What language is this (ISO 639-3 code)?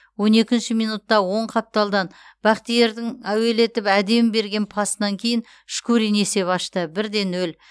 kaz